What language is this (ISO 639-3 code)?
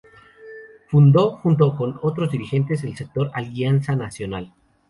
spa